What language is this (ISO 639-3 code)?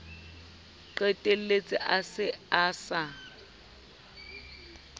sot